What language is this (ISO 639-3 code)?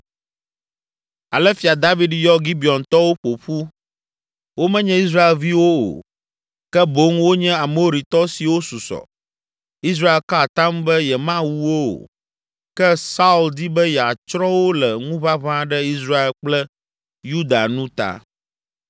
ewe